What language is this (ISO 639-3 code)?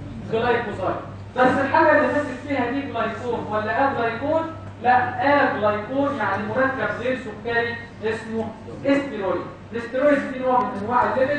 ara